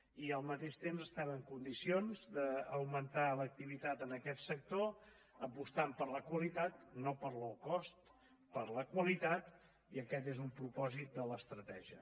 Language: Catalan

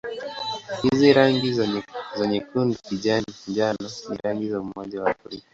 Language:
Swahili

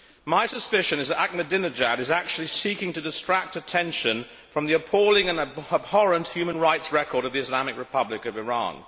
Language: English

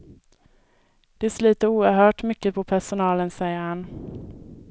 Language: Swedish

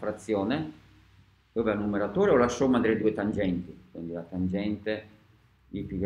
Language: Italian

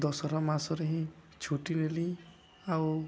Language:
Odia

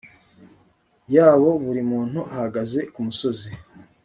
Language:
Kinyarwanda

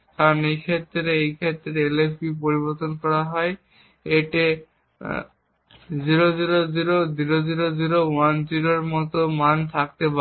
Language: Bangla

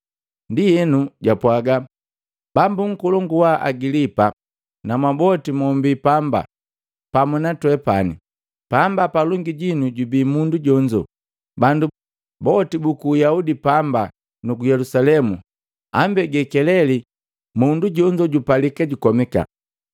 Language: Matengo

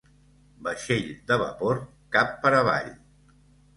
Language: Catalan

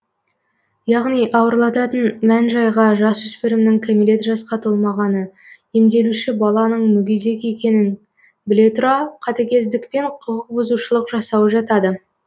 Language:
Kazakh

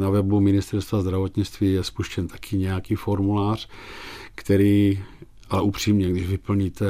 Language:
Czech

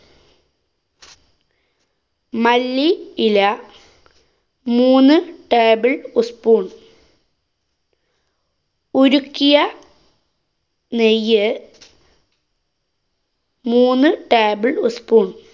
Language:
Malayalam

